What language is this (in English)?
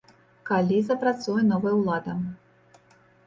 Belarusian